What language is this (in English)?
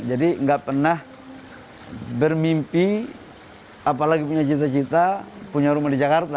Indonesian